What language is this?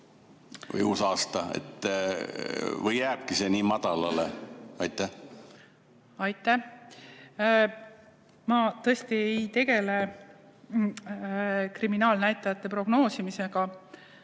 Estonian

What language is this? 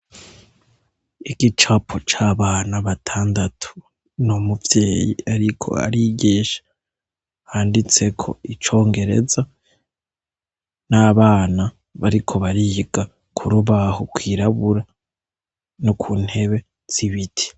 Rundi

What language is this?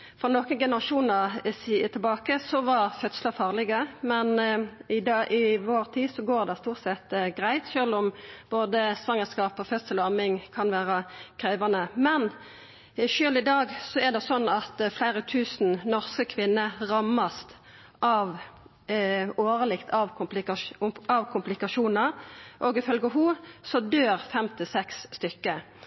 Norwegian Nynorsk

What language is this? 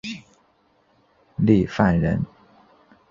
Chinese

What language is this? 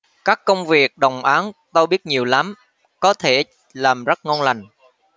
Vietnamese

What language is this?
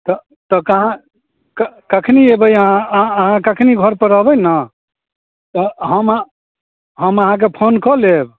Maithili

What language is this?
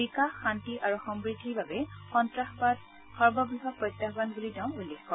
Assamese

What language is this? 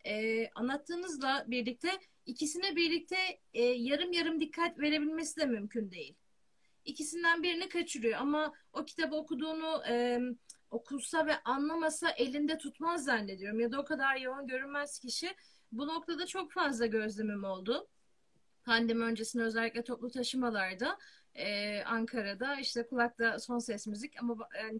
Turkish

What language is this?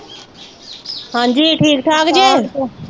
Punjabi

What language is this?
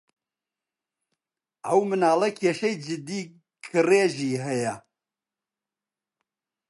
Central Kurdish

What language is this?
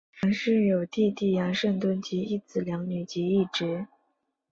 Chinese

